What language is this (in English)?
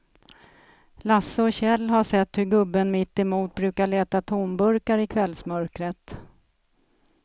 Swedish